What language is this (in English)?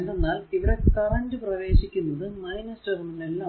Malayalam